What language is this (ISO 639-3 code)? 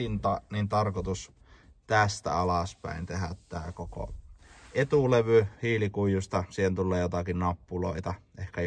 fin